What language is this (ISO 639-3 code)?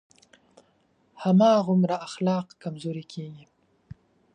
pus